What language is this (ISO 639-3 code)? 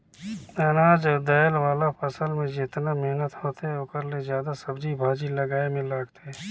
hne